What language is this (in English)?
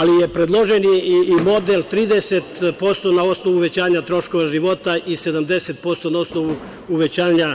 Serbian